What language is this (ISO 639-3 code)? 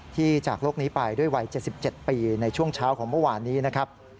tha